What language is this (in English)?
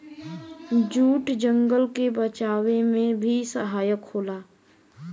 Bhojpuri